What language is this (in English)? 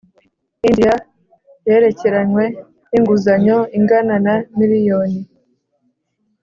Kinyarwanda